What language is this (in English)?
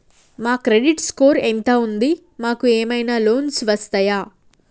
Telugu